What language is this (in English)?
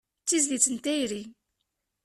Kabyle